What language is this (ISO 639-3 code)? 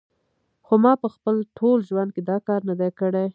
pus